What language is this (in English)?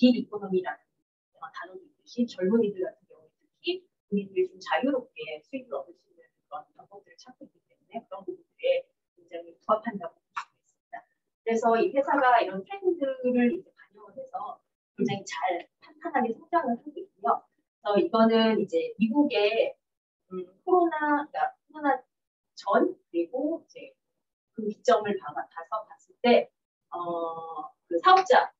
Korean